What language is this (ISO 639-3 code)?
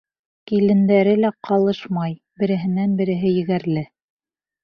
bak